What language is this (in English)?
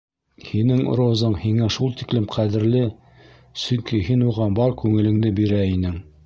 Bashkir